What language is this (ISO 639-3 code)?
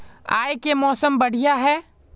mag